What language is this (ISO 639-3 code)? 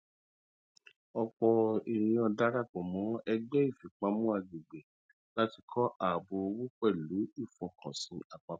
yor